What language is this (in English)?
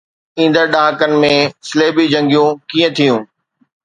Sindhi